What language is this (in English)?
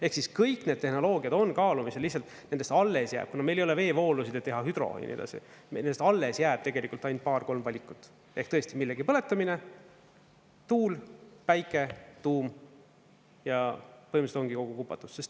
Estonian